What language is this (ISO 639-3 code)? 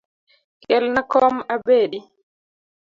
luo